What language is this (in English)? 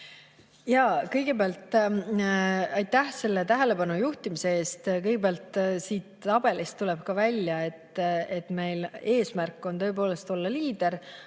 Estonian